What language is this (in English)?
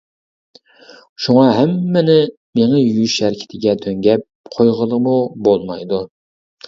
Uyghur